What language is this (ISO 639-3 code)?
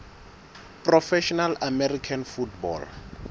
sot